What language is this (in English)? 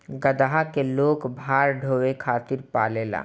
Bhojpuri